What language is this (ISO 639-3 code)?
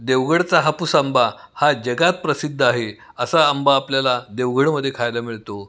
mar